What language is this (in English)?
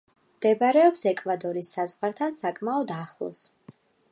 Georgian